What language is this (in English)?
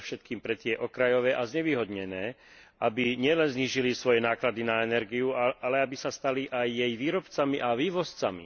Slovak